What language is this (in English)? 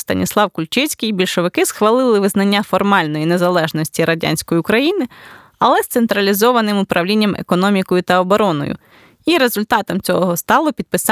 Ukrainian